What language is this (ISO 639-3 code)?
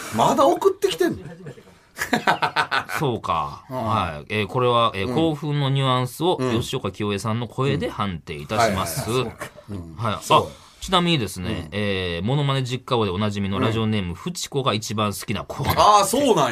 jpn